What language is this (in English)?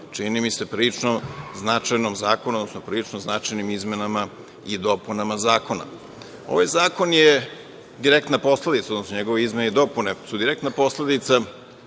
Serbian